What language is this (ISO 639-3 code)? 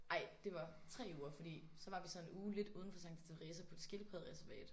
dan